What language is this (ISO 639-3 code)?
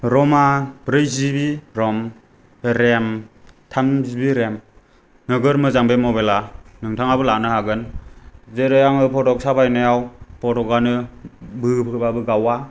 brx